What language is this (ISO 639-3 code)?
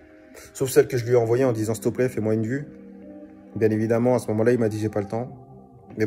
fra